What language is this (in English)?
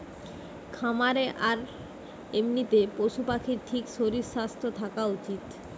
Bangla